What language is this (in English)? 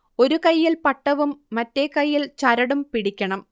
Malayalam